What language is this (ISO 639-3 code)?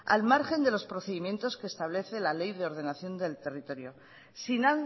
spa